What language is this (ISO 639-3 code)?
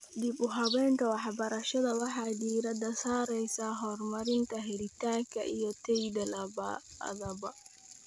som